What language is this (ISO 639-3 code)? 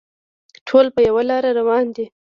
pus